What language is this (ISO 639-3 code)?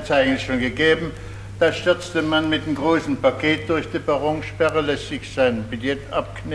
deu